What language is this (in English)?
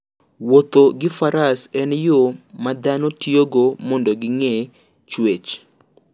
Luo (Kenya and Tanzania)